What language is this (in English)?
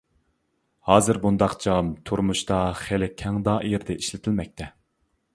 Uyghur